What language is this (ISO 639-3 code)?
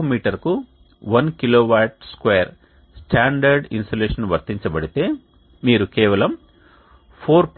tel